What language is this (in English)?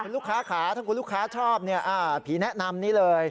Thai